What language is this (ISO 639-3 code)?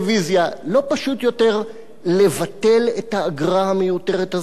heb